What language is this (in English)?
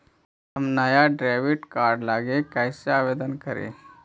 Magahi